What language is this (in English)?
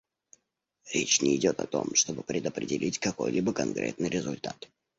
Russian